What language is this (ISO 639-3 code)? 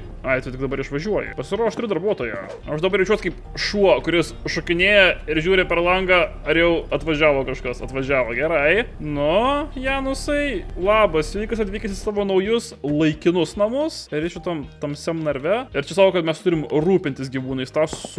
lit